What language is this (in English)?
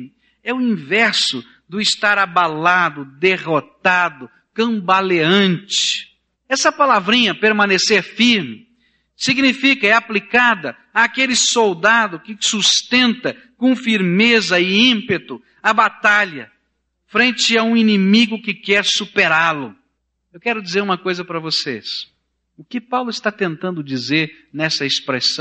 Portuguese